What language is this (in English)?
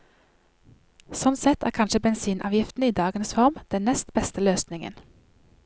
Norwegian